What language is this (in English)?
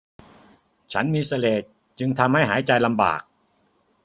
Thai